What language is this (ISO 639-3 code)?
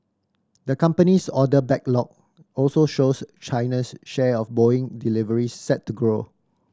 eng